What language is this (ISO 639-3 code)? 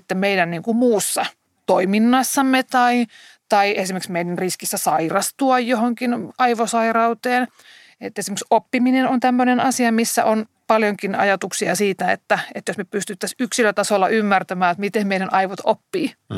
fin